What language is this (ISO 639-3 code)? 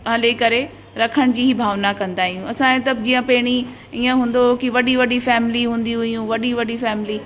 snd